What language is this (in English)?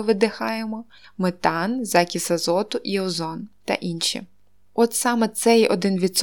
Ukrainian